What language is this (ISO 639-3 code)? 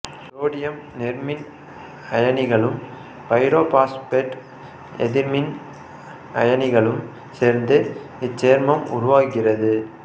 tam